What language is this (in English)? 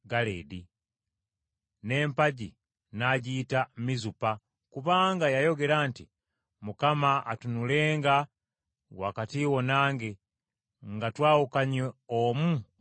Ganda